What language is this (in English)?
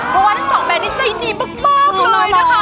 Thai